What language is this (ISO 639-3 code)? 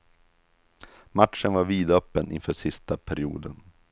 swe